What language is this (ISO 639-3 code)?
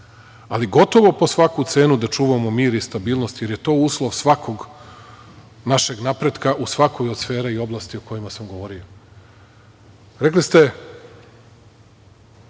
srp